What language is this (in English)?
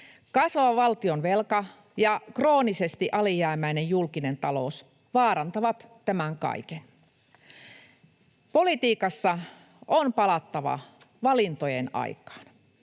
Finnish